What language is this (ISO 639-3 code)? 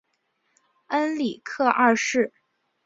zho